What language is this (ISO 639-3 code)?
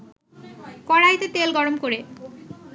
ben